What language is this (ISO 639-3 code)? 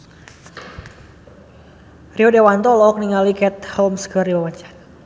sun